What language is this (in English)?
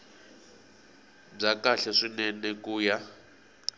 Tsonga